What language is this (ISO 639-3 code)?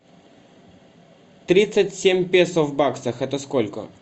rus